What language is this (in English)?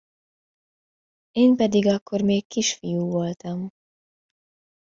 Hungarian